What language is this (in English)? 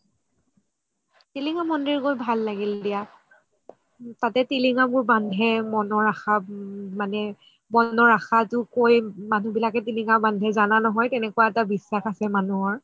Assamese